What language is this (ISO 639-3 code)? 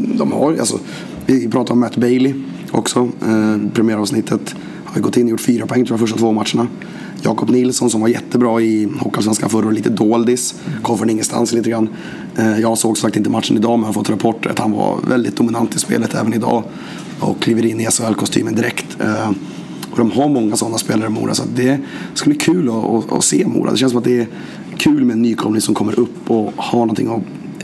swe